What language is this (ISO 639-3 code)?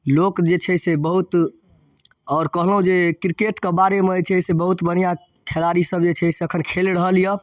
mai